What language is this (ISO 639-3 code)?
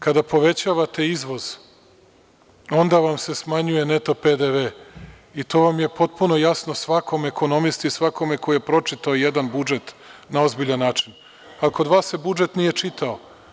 srp